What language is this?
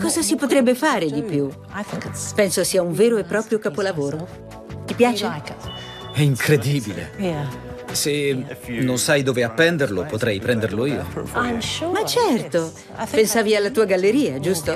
Italian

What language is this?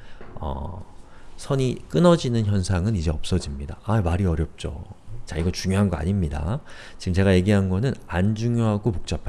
Korean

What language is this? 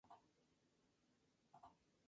Spanish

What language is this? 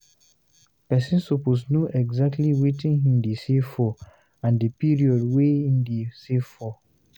Nigerian Pidgin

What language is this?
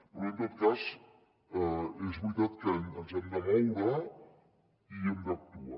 Catalan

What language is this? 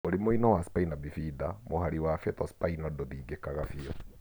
Kikuyu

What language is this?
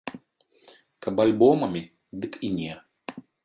Belarusian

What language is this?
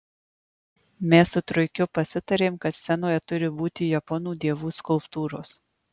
Lithuanian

